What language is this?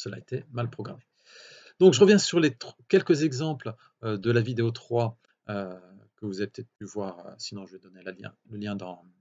French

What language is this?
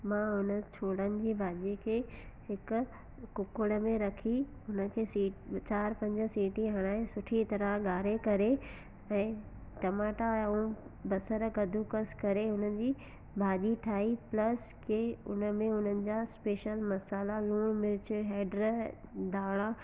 Sindhi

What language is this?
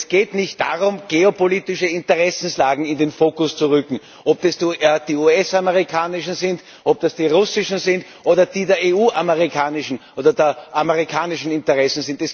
German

